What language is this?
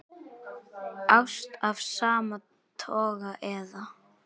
Icelandic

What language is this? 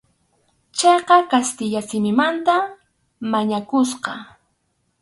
Arequipa-La Unión Quechua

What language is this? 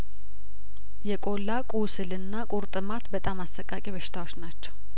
Amharic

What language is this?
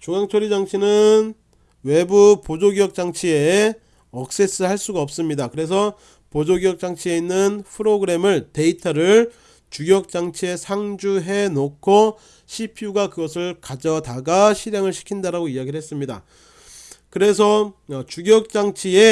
Korean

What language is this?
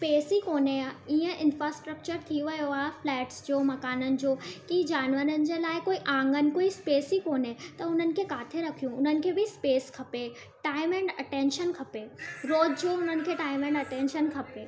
Sindhi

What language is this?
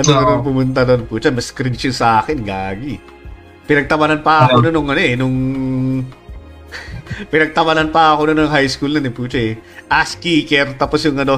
Filipino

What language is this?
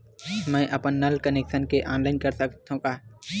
Chhattisgarhi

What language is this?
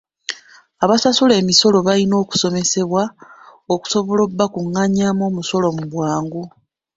Ganda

